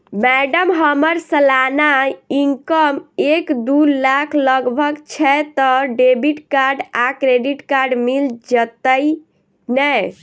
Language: Maithili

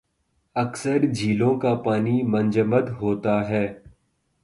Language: Urdu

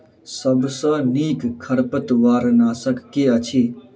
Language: Maithili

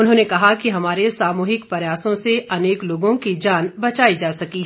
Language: Hindi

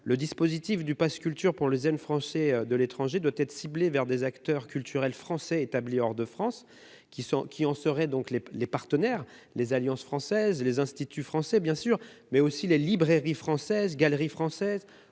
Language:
French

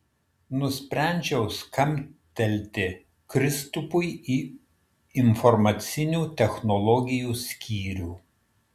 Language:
Lithuanian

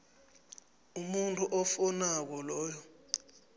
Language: South Ndebele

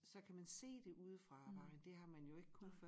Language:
Danish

